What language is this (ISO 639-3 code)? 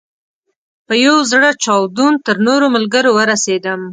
pus